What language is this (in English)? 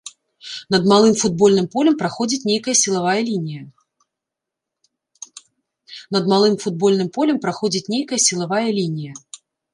Belarusian